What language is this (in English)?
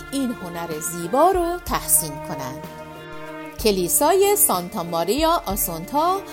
Persian